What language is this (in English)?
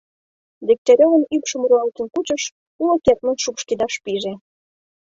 Mari